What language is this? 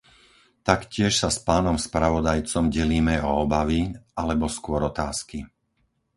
Slovak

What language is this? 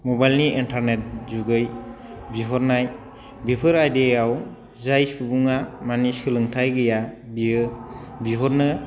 Bodo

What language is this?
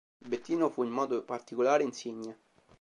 Italian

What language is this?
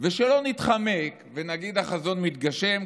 Hebrew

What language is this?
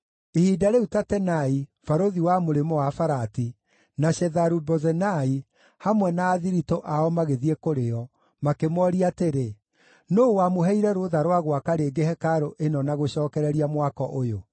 Kikuyu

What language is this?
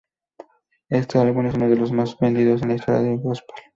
Spanish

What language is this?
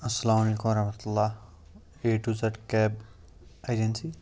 Kashmiri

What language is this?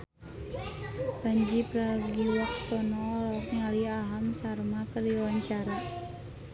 Sundanese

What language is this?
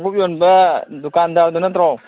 Manipuri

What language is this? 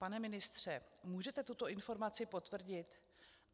Czech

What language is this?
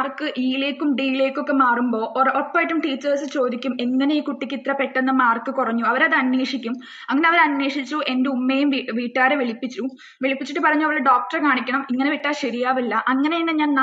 Malayalam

